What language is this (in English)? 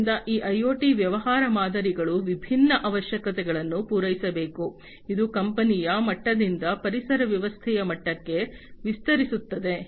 Kannada